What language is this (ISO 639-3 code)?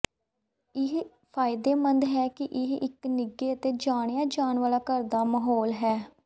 pan